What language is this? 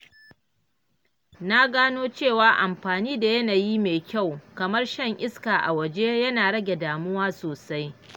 Hausa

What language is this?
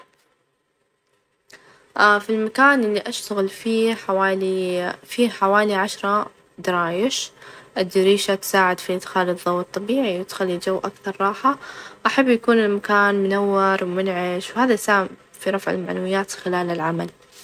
Najdi Arabic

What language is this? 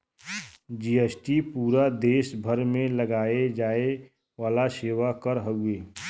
Bhojpuri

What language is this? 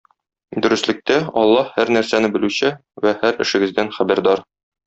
Tatar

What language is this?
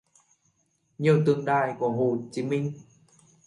Vietnamese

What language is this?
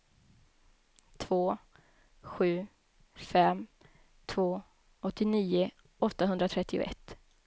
Swedish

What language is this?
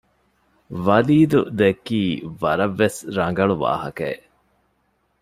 Divehi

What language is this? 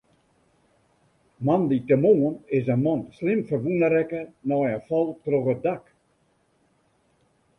Western Frisian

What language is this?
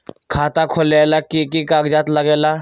Magahi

